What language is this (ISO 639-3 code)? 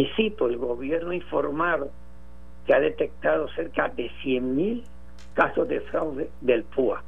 spa